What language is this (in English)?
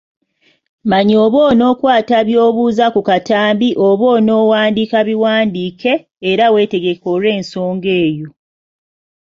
Ganda